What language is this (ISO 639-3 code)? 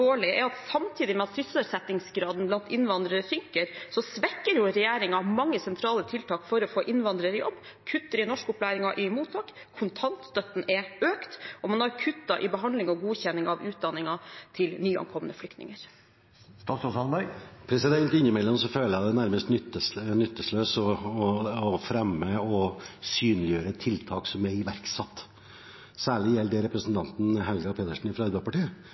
nob